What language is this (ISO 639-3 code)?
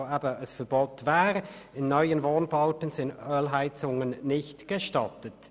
gsw